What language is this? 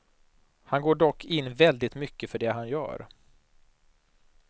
Swedish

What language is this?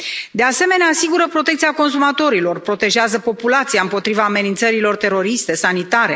Romanian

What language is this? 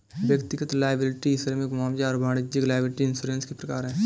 Hindi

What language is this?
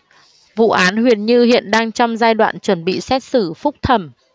Vietnamese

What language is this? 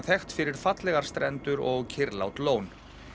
Icelandic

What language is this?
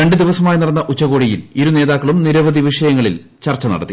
Malayalam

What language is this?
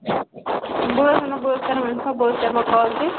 Kashmiri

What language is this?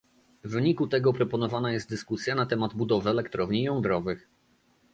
Polish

